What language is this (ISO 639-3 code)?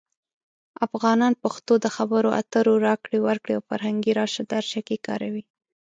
pus